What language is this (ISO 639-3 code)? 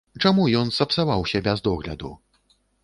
bel